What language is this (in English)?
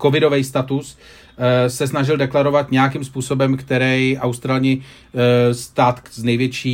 Czech